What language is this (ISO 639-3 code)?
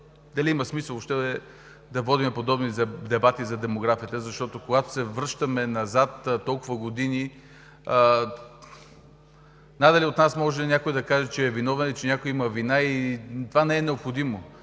bul